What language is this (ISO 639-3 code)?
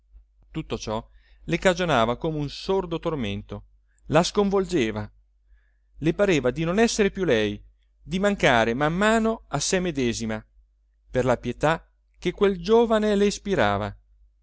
ita